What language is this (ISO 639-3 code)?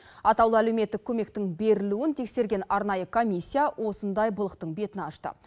kaz